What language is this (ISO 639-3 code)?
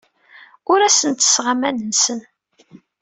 kab